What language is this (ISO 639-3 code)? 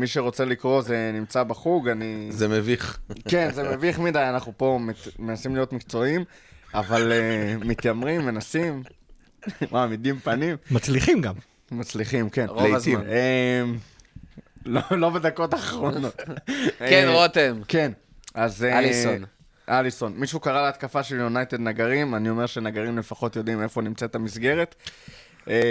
heb